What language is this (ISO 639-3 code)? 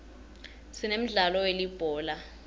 ssw